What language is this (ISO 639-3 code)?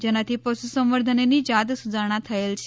guj